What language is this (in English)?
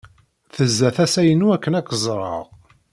Kabyle